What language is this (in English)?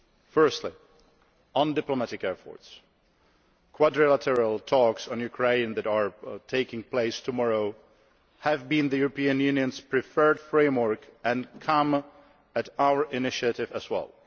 English